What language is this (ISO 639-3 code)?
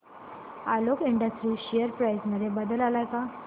mar